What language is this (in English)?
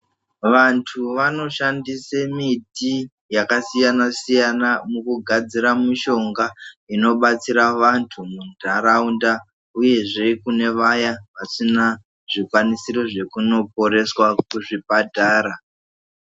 Ndau